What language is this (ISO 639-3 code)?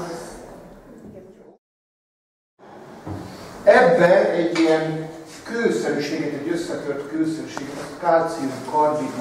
hun